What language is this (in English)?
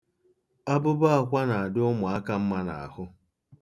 Igbo